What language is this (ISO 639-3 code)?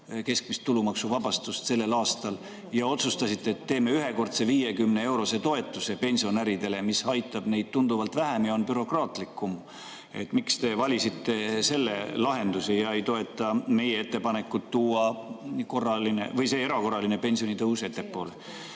est